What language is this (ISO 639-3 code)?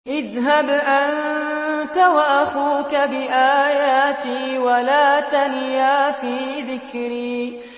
ara